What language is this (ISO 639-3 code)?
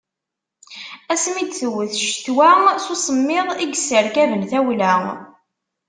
kab